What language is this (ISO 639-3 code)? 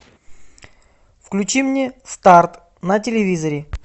rus